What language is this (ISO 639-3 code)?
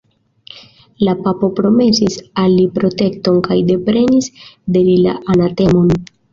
epo